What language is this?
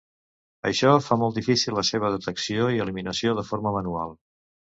Catalan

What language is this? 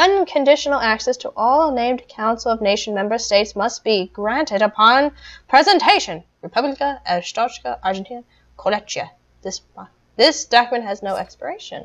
English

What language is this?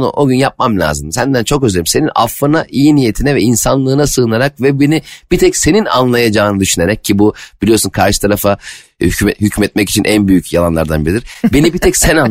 Turkish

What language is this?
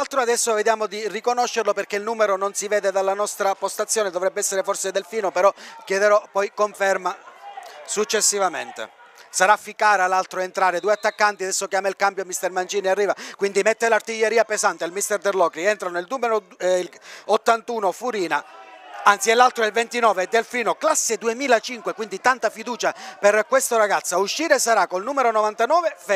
Italian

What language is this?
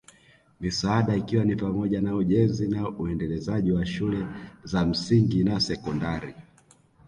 Swahili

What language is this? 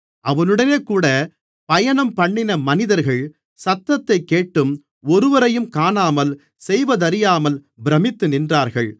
Tamil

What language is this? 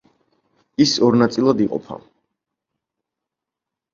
Georgian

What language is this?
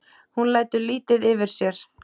Icelandic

